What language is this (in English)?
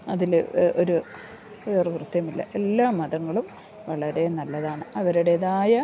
Malayalam